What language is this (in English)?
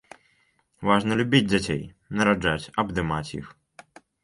Belarusian